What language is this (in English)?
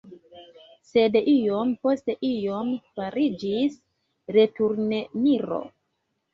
Esperanto